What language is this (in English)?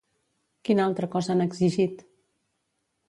Catalan